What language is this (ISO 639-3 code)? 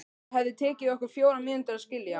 isl